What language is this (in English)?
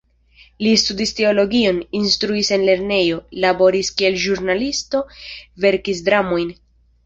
Esperanto